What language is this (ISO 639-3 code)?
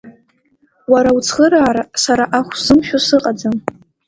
abk